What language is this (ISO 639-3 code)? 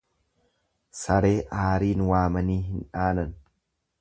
orm